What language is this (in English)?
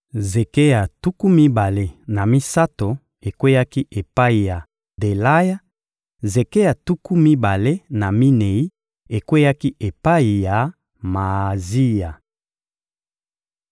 Lingala